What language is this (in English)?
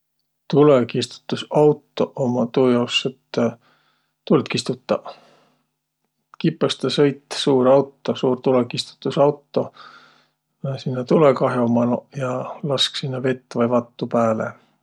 Võro